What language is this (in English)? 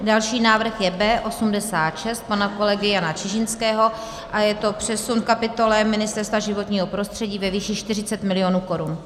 Czech